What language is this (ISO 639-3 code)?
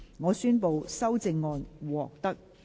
yue